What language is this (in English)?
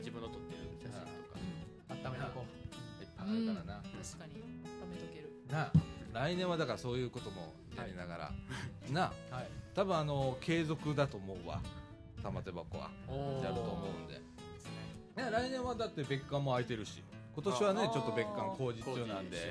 Japanese